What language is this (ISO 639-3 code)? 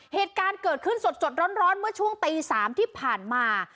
tha